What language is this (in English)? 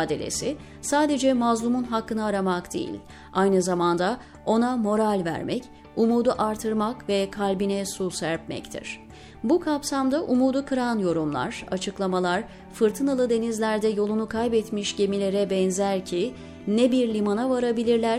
Turkish